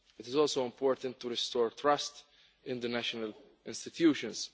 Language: English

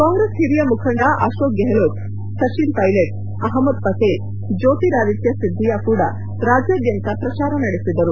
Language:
Kannada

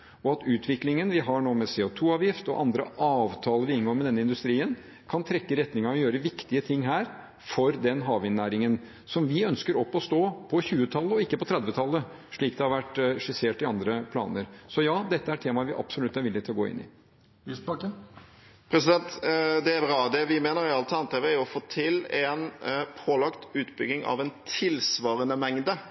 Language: Norwegian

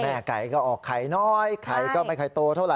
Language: Thai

